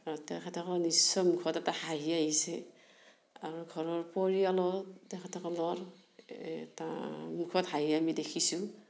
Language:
Assamese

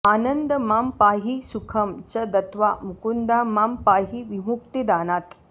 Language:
Sanskrit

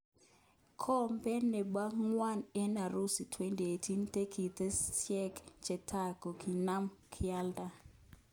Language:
Kalenjin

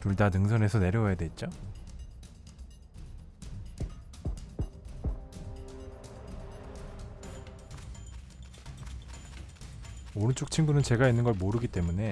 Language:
Korean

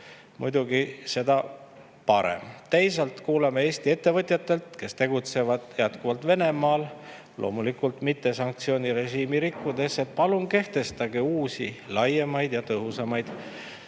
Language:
Estonian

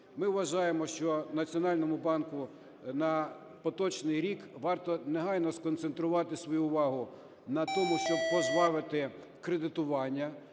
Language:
Ukrainian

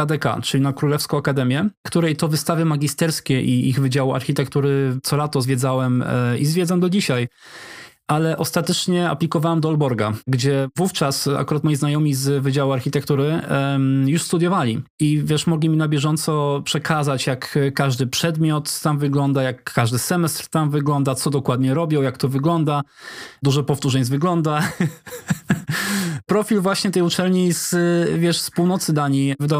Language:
Polish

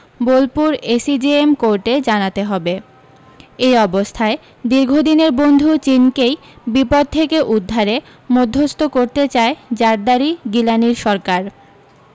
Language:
Bangla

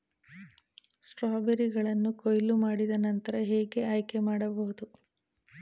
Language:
Kannada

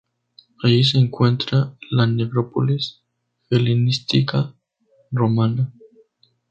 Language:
Spanish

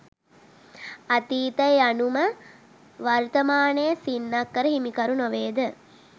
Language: Sinhala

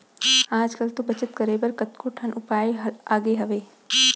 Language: Chhattisgarhi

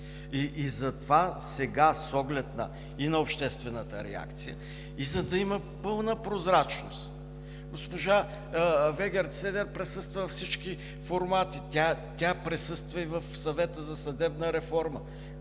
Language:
Bulgarian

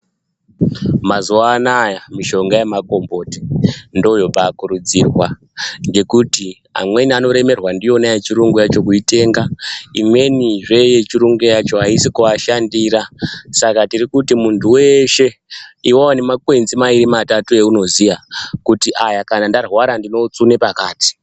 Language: Ndau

